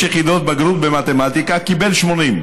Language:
Hebrew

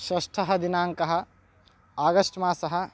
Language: Sanskrit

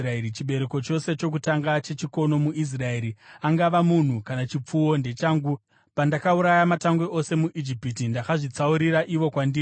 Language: Shona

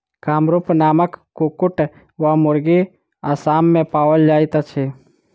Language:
Maithili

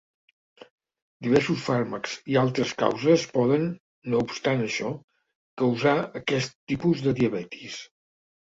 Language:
Catalan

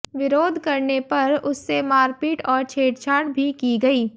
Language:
Hindi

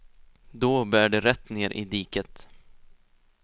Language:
Swedish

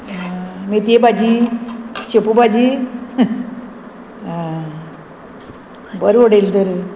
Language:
Konkani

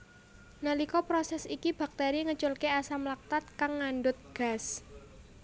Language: Javanese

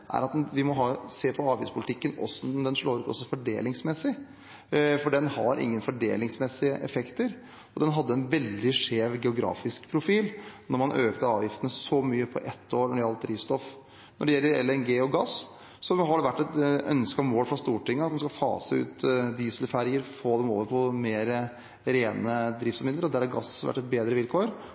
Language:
Norwegian Bokmål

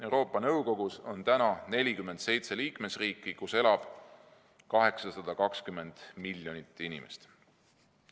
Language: Estonian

